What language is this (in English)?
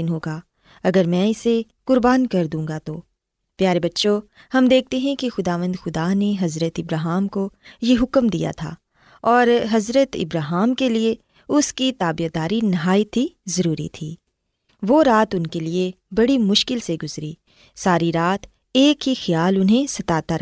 Urdu